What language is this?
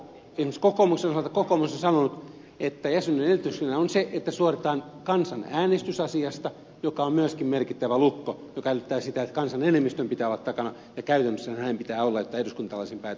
Finnish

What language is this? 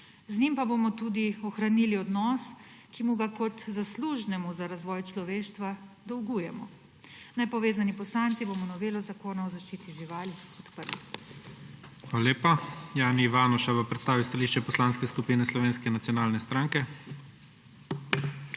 Slovenian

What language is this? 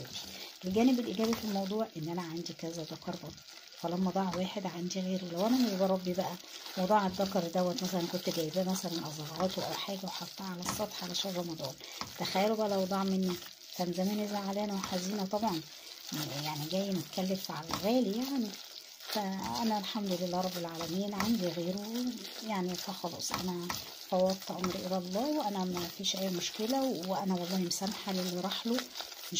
Arabic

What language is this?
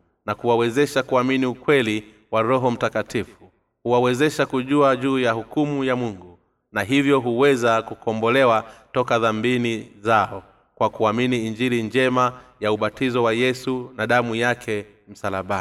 Swahili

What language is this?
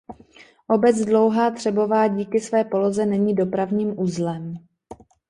Czech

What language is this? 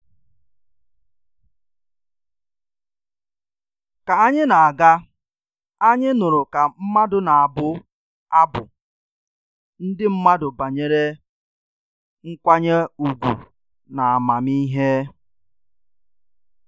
Igbo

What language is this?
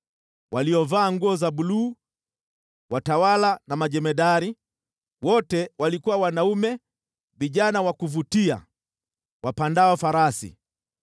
Swahili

